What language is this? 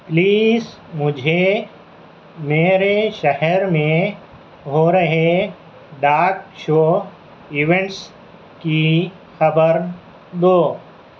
Urdu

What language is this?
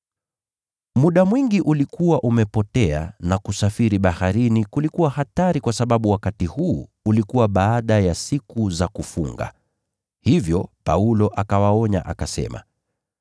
Swahili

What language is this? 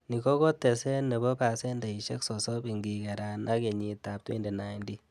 Kalenjin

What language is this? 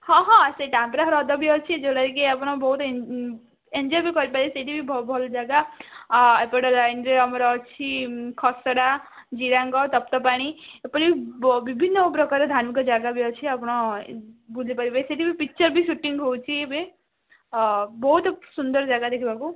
Odia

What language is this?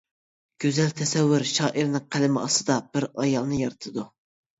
Uyghur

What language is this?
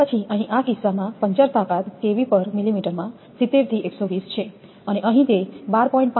Gujarati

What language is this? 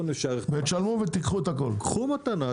Hebrew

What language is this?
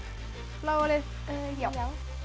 Icelandic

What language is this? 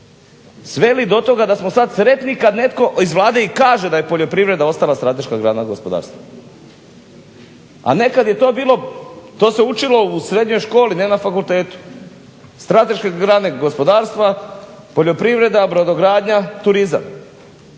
Croatian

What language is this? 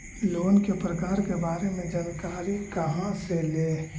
Magahi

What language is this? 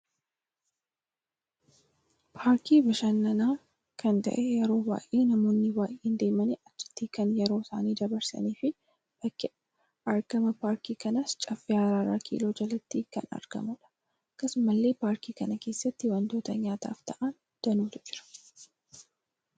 Oromo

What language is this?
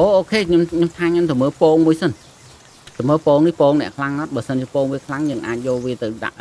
Vietnamese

